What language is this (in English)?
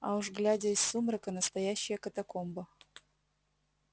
Russian